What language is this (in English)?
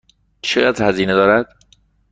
Persian